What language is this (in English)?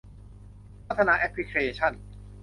Thai